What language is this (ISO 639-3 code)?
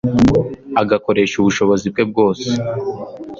kin